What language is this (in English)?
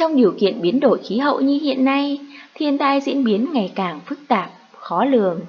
Vietnamese